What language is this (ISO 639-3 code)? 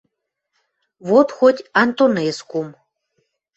mrj